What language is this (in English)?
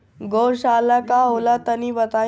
Bhojpuri